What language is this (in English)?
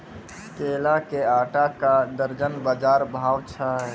Maithili